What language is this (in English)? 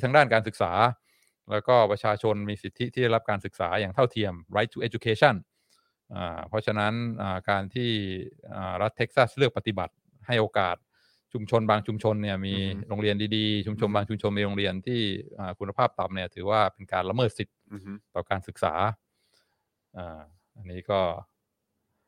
Thai